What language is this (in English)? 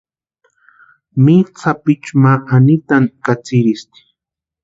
Western Highland Purepecha